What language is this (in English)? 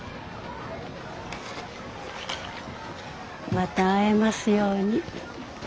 Japanese